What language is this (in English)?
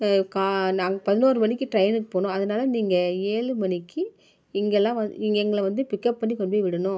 Tamil